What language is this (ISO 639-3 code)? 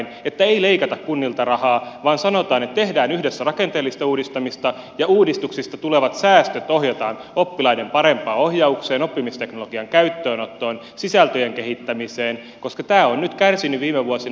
fin